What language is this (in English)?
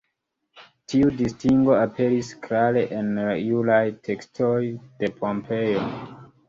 Esperanto